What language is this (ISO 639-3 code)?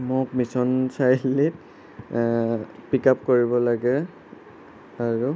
asm